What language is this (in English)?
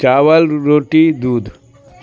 Urdu